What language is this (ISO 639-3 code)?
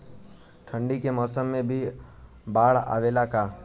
bho